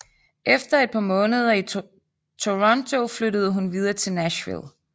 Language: Danish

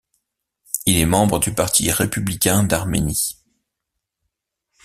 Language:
French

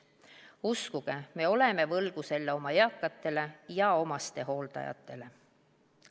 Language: Estonian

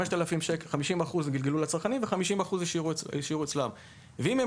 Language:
Hebrew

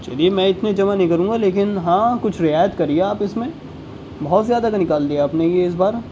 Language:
Urdu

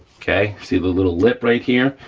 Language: English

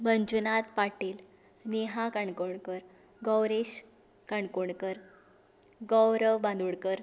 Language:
Konkani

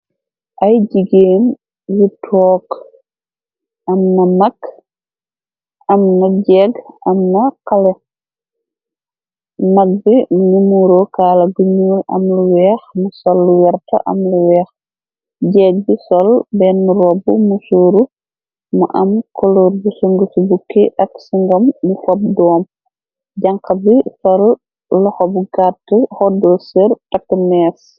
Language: Wolof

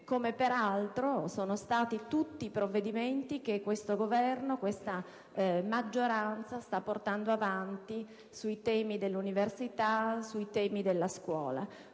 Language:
Italian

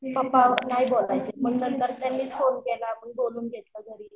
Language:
Marathi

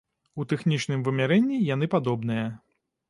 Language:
Belarusian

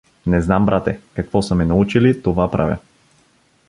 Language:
Bulgarian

